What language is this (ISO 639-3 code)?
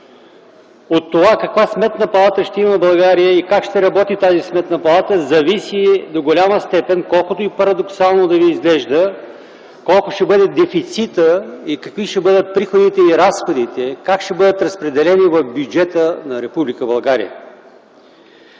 bul